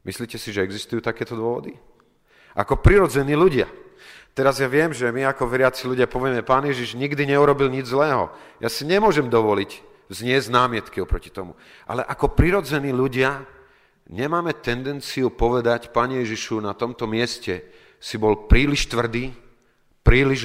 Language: Slovak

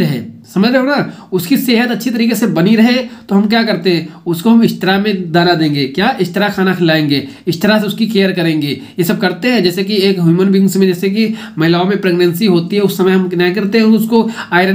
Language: Hindi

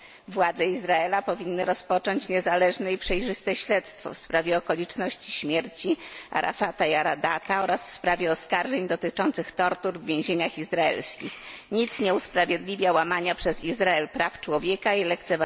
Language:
Polish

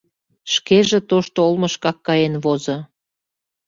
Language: Mari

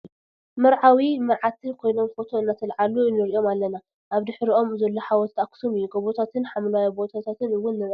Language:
Tigrinya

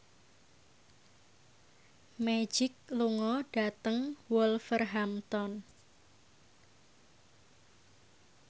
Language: Javanese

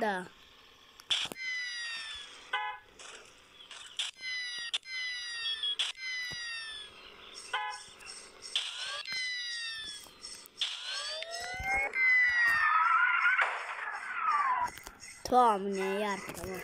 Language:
Romanian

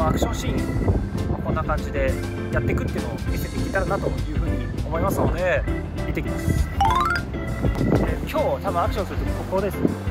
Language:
Japanese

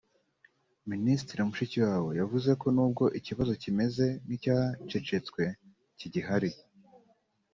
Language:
Kinyarwanda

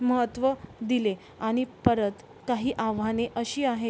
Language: Marathi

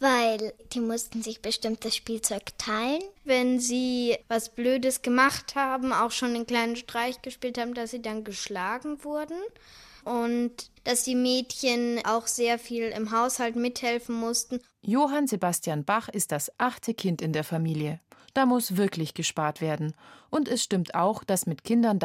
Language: German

